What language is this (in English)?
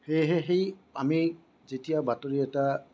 Assamese